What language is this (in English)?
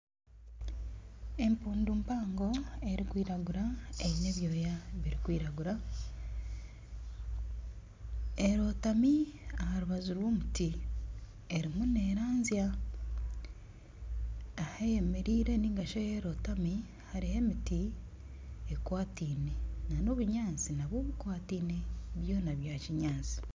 Nyankole